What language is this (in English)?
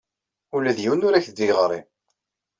Kabyle